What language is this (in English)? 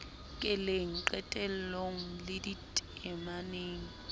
Southern Sotho